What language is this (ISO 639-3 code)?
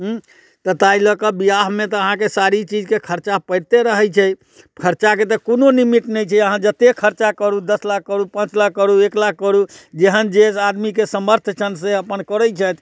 mai